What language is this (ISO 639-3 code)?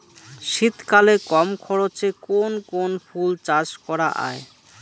ben